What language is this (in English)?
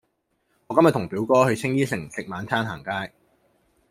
Cantonese